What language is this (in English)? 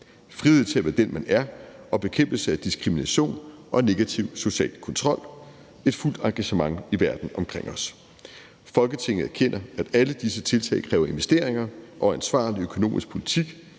Danish